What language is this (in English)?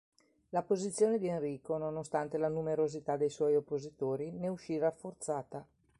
Italian